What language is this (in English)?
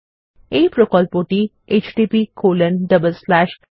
Bangla